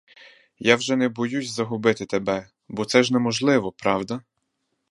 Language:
Ukrainian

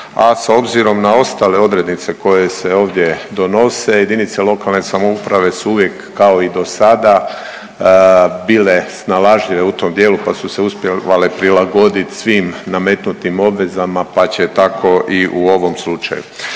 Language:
Croatian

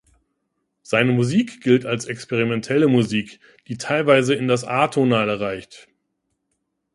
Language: German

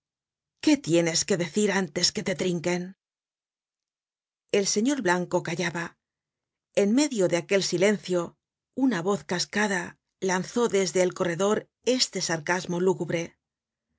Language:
Spanish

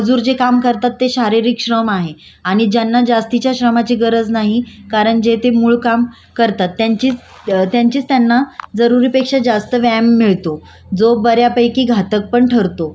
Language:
Marathi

